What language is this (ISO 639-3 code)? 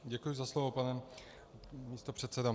ces